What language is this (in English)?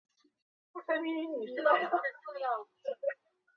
Chinese